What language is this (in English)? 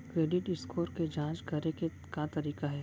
Chhattisgarhi